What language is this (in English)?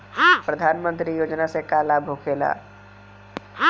Bhojpuri